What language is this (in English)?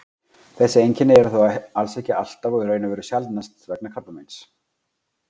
Icelandic